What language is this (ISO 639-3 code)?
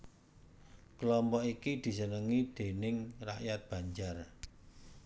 jav